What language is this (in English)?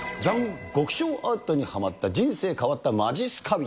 Japanese